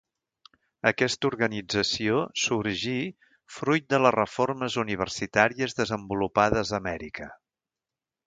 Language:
Catalan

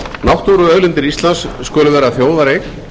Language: Icelandic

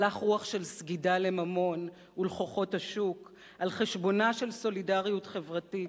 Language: Hebrew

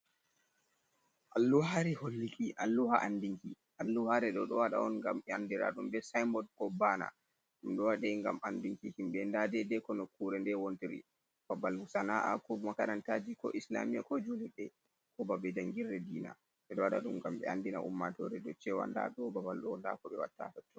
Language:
Fula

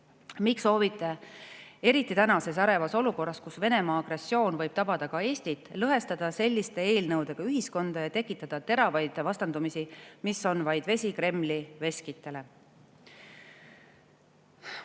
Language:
Estonian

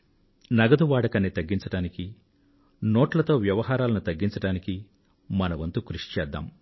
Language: Telugu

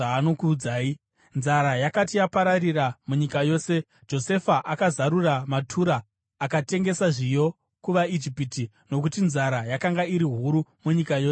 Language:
Shona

